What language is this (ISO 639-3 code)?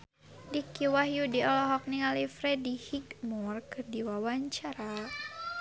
sun